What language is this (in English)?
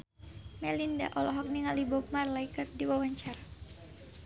Sundanese